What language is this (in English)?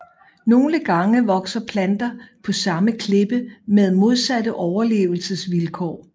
Danish